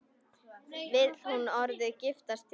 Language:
Icelandic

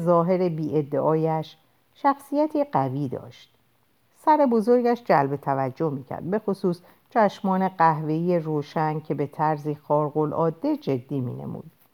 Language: Persian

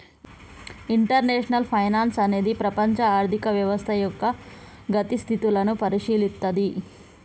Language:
Telugu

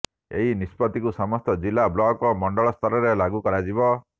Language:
Odia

